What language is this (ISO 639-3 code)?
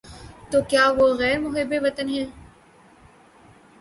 urd